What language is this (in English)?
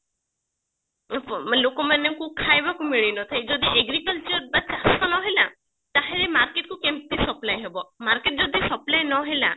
Odia